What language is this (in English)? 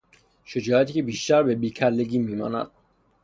Persian